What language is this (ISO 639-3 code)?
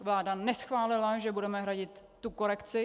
ces